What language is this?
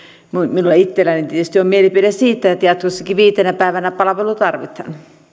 Finnish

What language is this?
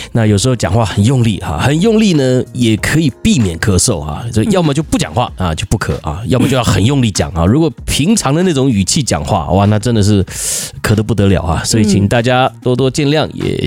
Chinese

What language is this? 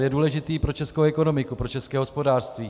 Czech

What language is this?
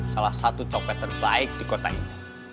Indonesian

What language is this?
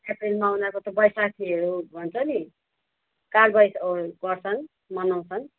Nepali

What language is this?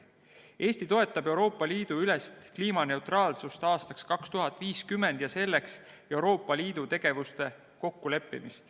Estonian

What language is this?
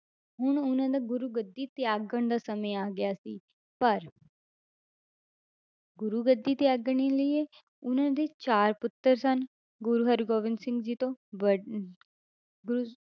Punjabi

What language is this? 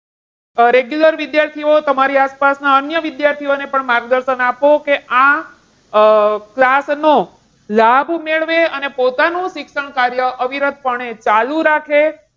Gujarati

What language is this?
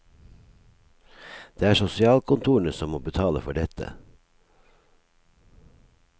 Norwegian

